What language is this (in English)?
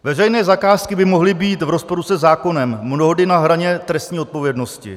Czech